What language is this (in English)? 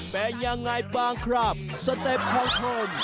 Thai